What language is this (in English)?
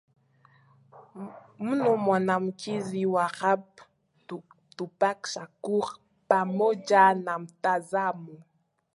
Swahili